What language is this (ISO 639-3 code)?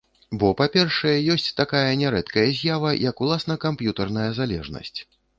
bel